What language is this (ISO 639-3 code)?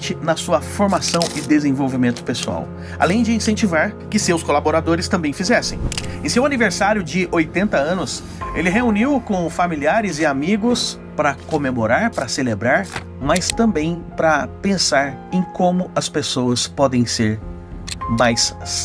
por